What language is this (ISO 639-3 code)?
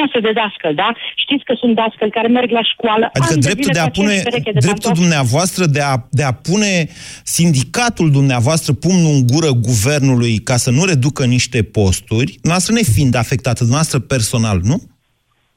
ron